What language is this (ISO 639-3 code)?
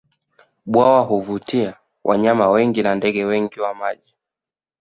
swa